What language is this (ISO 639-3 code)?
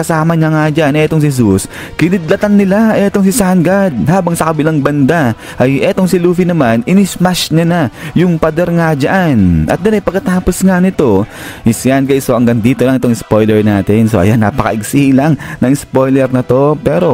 fil